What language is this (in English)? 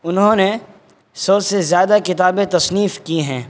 Urdu